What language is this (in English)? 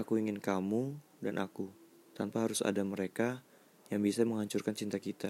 Indonesian